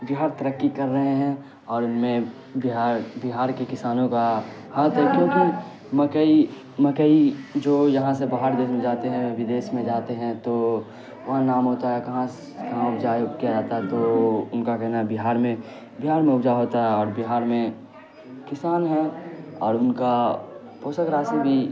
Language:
Urdu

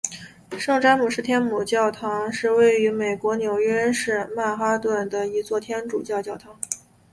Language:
Chinese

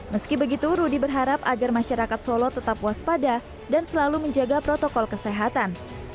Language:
Indonesian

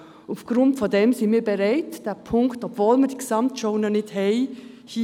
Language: Swiss German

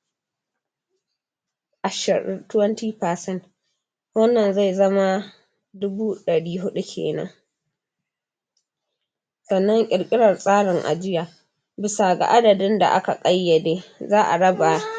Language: Hausa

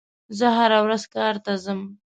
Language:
Pashto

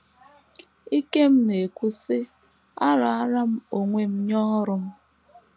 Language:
Igbo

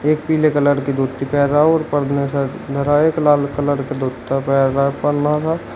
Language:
Hindi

